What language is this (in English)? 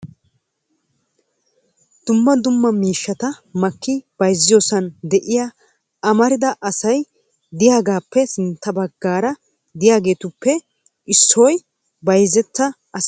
Wolaytta